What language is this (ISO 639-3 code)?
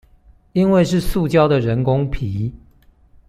zho